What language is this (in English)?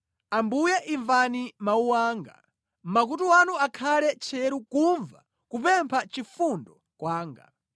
Nyanja